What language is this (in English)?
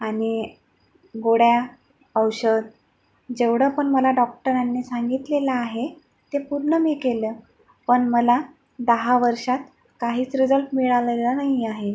Marathi